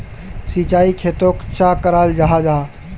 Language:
Magahi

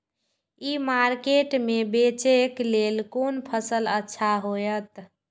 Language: Maithili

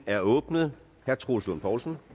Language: Danish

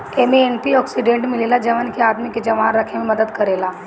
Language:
Bhojpuri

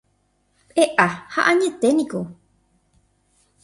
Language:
Guarani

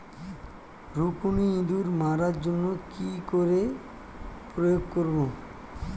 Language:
Bangla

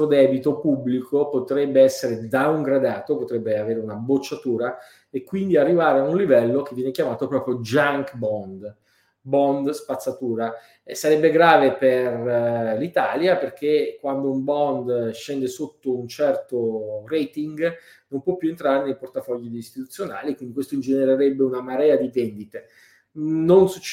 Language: Italian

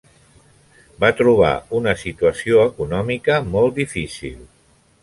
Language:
Catalan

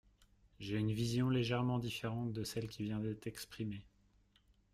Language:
French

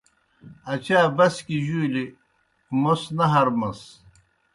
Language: Kohistani Shina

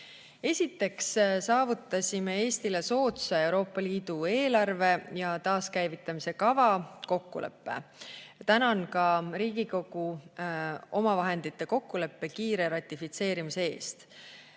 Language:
Estonian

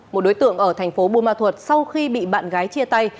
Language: Vietnamese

